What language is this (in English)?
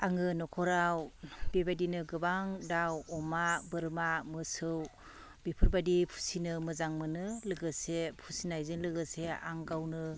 Bodo